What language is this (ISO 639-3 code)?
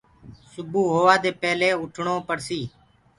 ggg